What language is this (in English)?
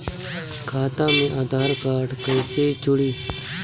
Bhojpuri